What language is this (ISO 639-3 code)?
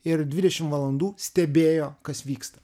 lit